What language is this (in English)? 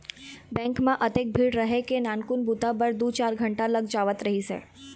Chhattisgarhi